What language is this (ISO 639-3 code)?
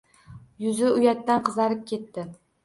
uzb